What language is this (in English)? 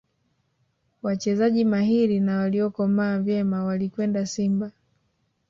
Swahili